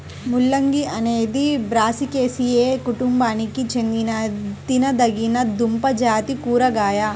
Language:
Telugu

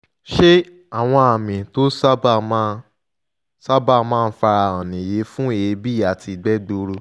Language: Yoruba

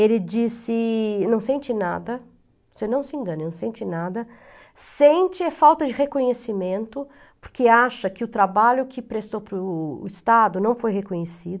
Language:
Portuguese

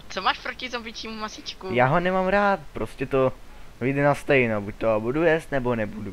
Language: Czech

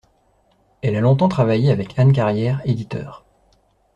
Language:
French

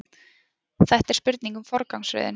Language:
Icelandic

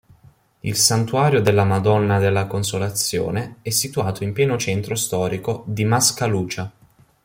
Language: Italian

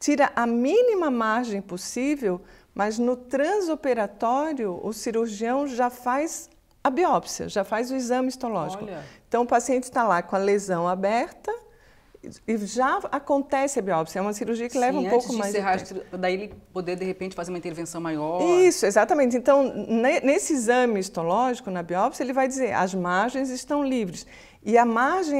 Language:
Portuguese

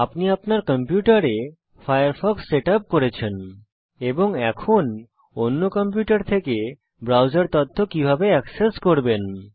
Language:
Bangla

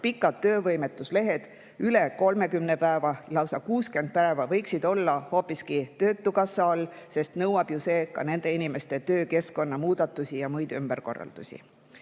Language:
Estonian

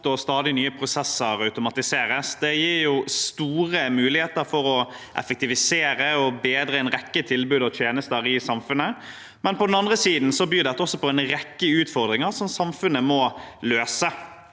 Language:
Norwegian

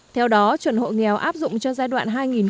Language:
Vietnamese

